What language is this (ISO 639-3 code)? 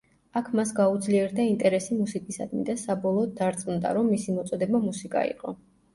kat